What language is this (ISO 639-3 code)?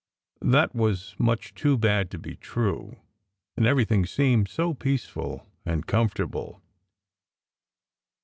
eng